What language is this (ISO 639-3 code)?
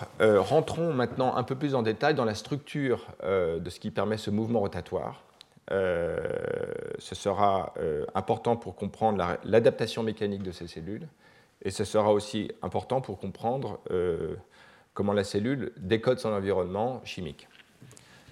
fra